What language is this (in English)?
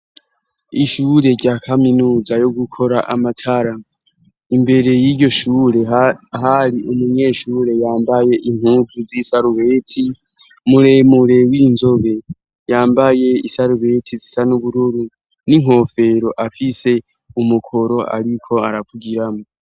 Rundi